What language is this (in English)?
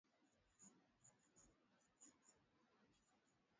Swahili